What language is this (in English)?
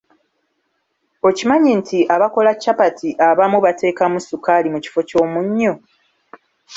Ganda